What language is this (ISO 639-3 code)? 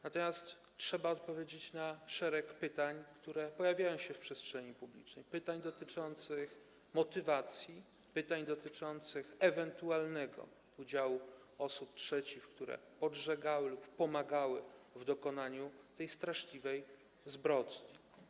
pol